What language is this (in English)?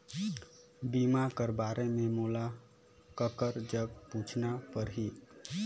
Chhattisgarhi